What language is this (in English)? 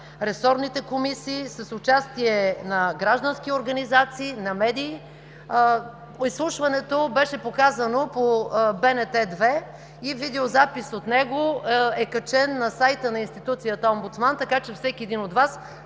Bulgarian